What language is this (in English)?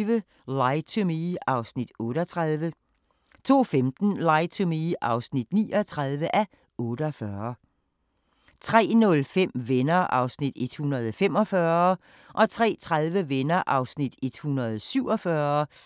Danish